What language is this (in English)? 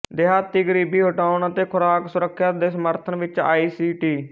Punjabi